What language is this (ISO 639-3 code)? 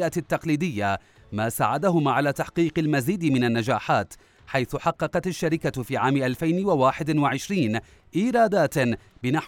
ara